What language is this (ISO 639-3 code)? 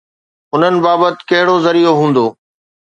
snd